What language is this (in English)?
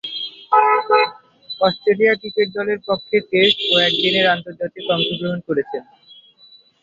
Bangla